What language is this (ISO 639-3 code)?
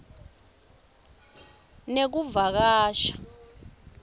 ssw